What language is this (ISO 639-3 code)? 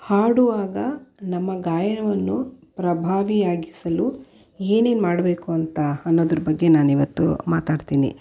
kan